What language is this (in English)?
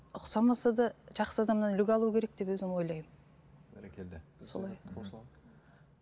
Kazakh